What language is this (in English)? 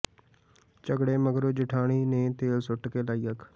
Punjabi